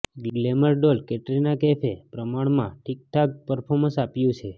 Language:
Gujarati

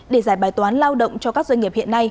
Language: Vietnamese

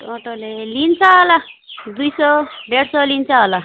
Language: Nepali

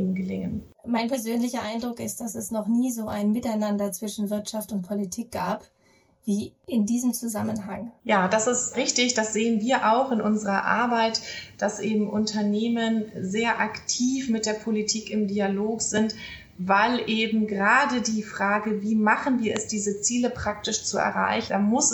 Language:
German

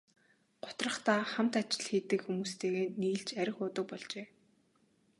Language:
Mongolian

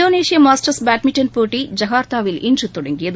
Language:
Tamil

